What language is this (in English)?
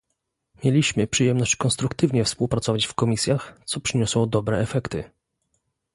Polish